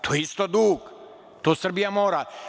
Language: Serbian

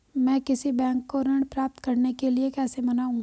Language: Hindi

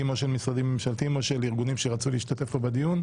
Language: Hebrew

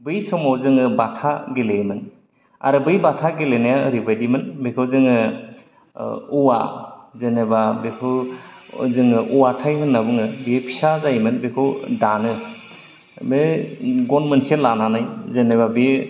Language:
Bodo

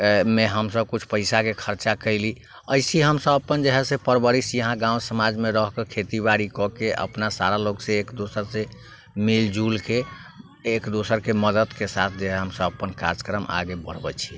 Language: Maithili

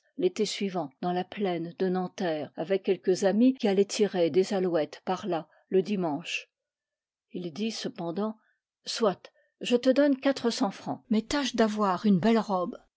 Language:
French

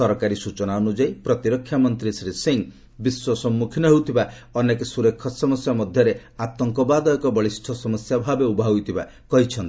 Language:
Odia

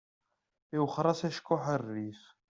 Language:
Kabyle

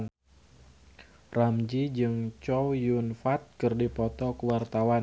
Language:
Sundanese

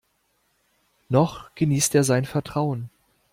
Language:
German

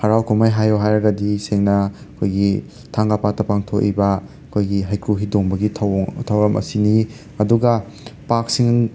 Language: Manipuri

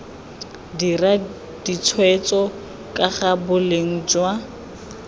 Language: Tswana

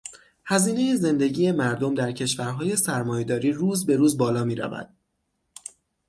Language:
Persian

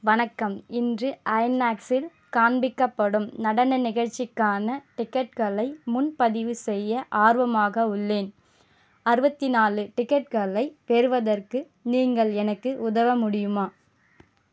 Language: Tamil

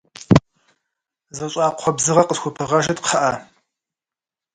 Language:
Kabardian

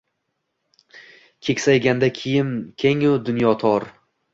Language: Uzbek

